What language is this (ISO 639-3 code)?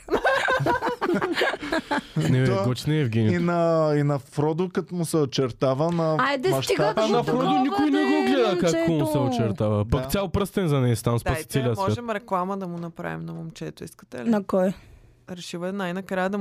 bul